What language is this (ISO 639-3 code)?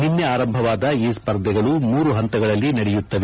kan